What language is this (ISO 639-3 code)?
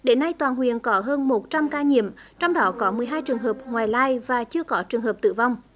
vie